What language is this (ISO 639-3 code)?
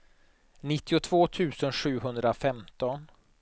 swe